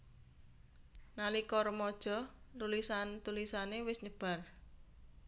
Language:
Javanese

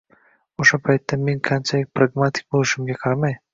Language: Uzbek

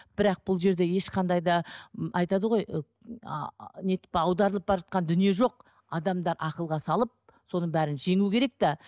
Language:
Kazakh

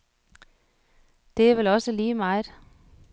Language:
Danish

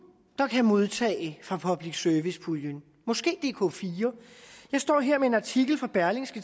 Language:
Danish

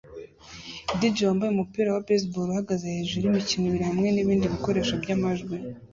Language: Kinyarwanda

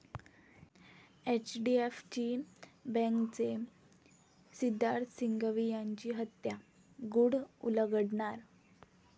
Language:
Marathi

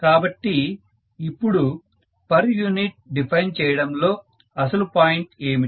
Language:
Telugu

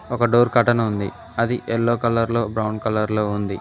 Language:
Telugu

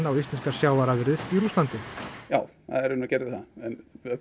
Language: Icelandic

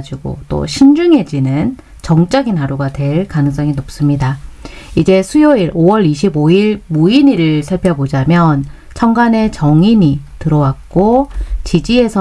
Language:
Korean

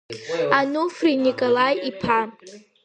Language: Abkhazian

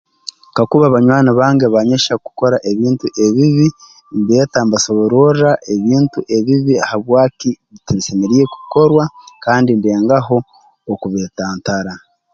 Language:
Tooro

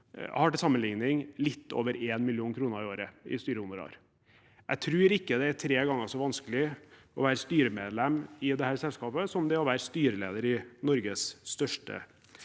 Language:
Norwegian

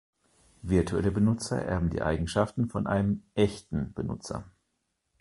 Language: German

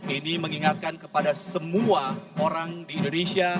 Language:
Indonesian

